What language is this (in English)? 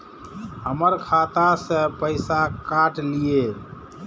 Maithili